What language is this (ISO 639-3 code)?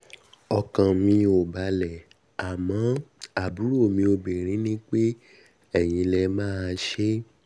yor